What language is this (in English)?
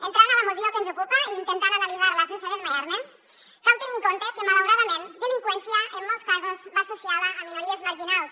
Catalan